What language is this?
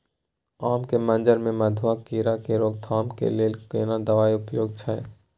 Maithili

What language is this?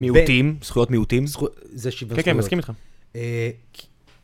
Hebrew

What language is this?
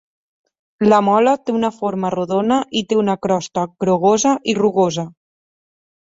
Catalan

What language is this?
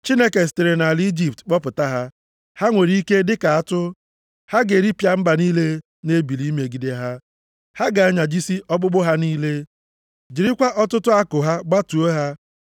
Igbo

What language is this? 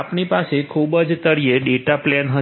Gujarati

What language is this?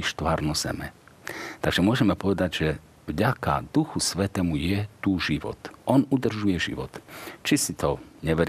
Slovak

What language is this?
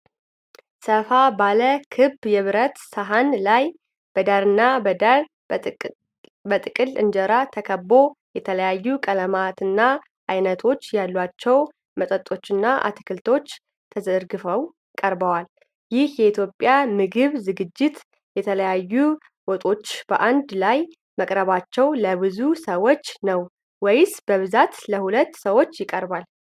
Amharic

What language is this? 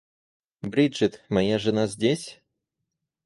Russian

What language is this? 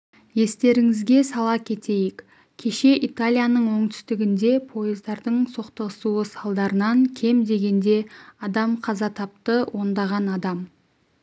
Kazakh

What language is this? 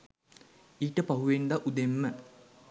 Sinhala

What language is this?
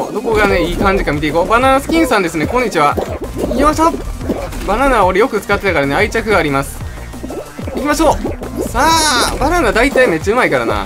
Japanese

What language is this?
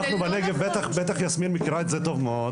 Hebrew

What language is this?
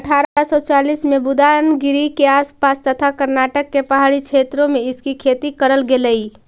Magahi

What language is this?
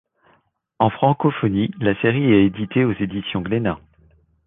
French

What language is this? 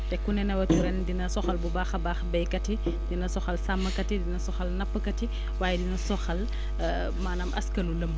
Wolof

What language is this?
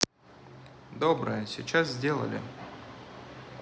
Russian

